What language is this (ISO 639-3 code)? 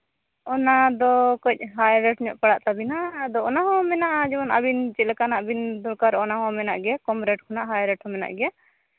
sat